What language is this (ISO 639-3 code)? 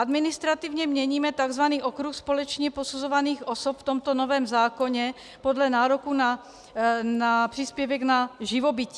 ces